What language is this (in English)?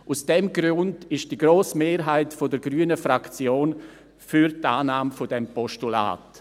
Swiss German